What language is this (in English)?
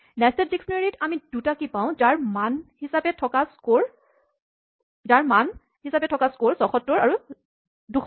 Assamese